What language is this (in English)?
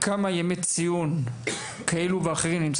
Hebrew